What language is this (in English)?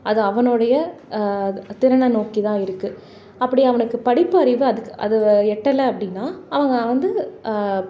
Tamil